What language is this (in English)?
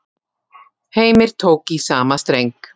Icelandic